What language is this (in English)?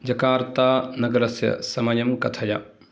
Sanskrit